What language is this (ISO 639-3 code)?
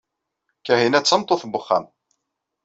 kab